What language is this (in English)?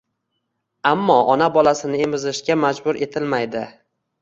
Uzbek